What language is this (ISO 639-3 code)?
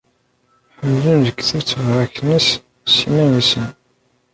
kab